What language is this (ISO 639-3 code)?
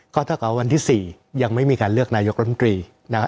tha